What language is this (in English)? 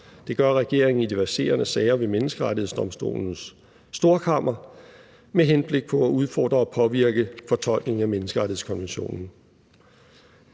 Danish